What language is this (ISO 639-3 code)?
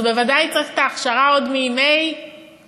heb